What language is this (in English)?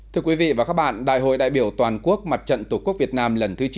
Vietnamese